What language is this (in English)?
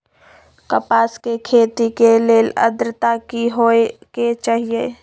Magahi